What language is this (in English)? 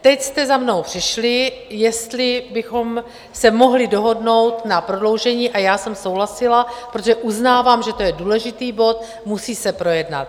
Czech